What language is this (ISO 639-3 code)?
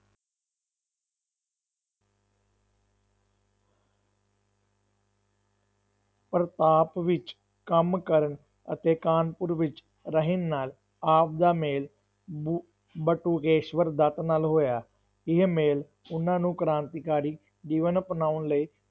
pan